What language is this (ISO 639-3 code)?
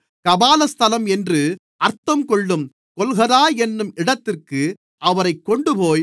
tam